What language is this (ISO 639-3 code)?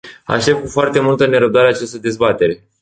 ron